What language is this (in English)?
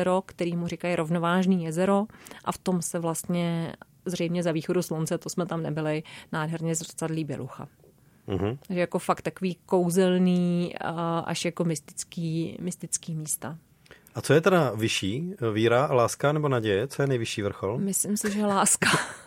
Czech